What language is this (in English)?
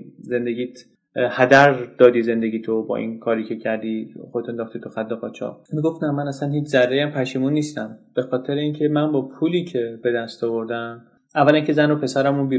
Persian